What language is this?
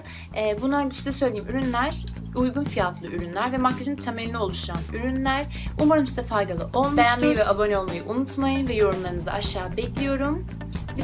Turkish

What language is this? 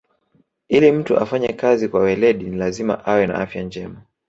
Swahili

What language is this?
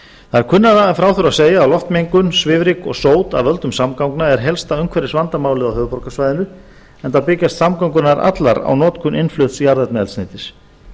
Icelandic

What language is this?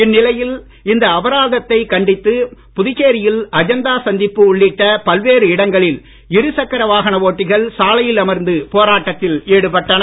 Tamil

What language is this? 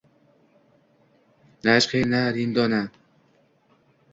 Uzbek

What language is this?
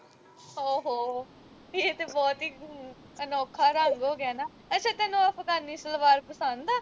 Punjabi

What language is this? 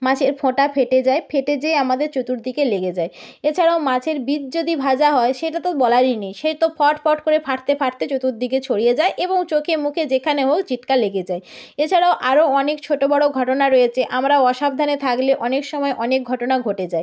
Bangla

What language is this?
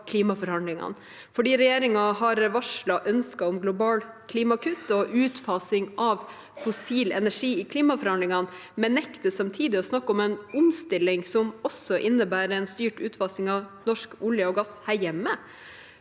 Norwegian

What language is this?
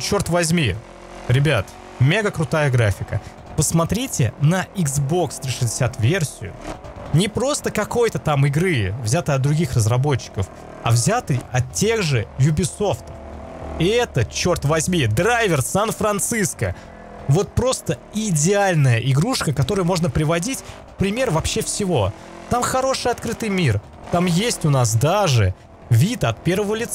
Russian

